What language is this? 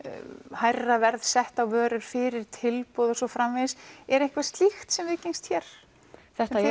Icelandic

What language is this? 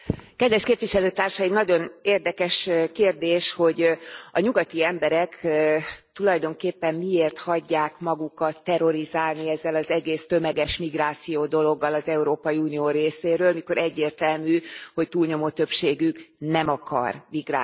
Hungarian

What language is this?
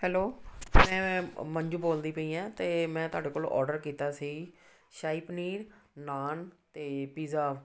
Punjabi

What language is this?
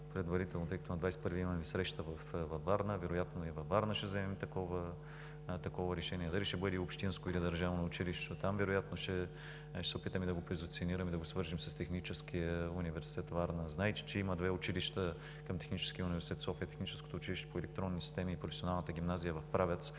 Bulgarian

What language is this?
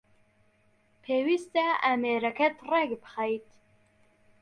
Central Kurdish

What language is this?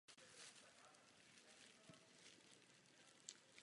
Czech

